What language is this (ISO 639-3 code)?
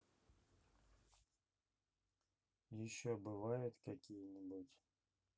rus